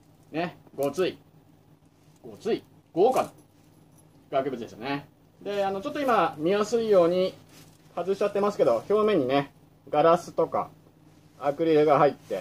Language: Japanese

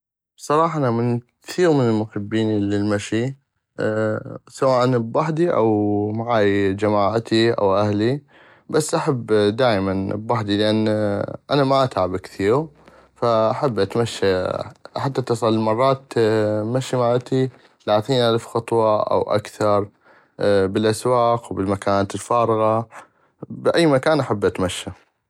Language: North Mesopotamian Arabic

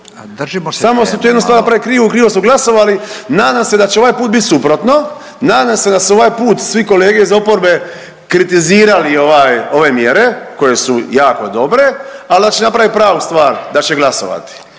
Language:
Croatian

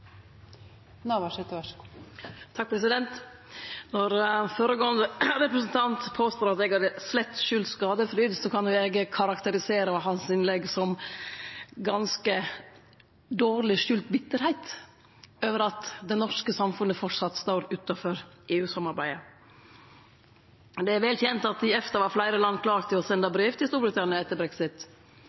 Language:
Norwegian Nynorsk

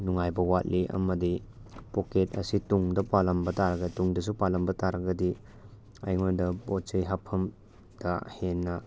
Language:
Manipuri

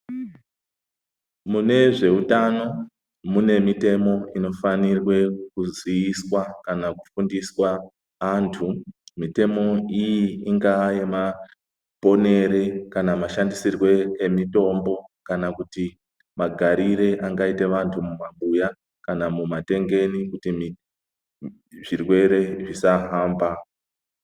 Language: Ndau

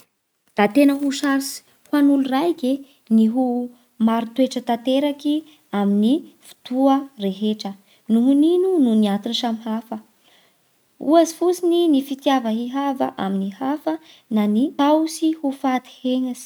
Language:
Bara Malagasy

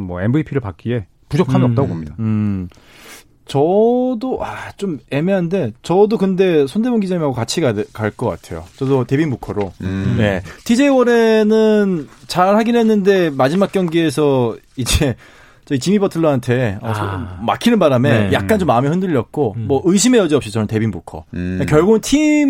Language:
Korean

